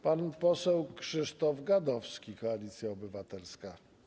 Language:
Polish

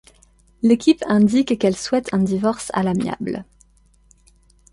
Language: French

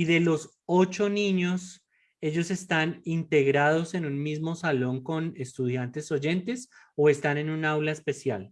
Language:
Spanish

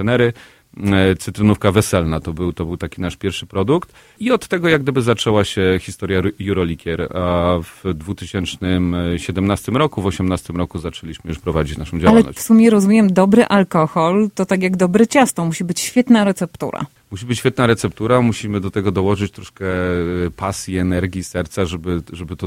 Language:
Polish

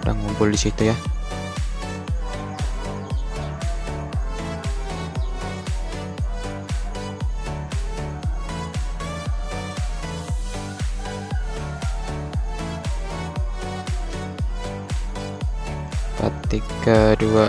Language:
Indonesian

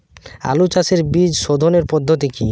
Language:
Bangla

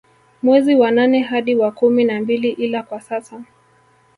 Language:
Swahili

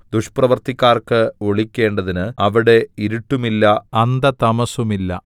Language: Malayalam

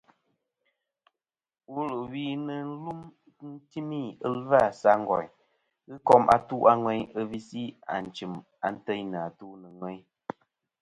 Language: Kom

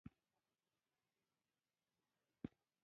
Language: Pashto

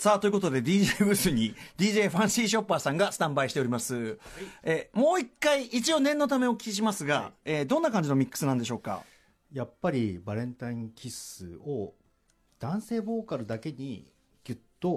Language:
Japanese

